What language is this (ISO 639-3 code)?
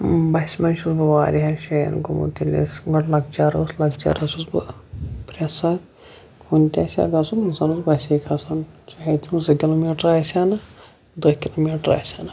kas